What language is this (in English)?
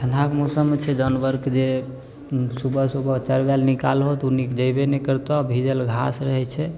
Maithili